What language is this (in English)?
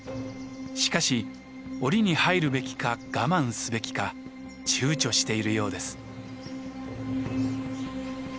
Japanese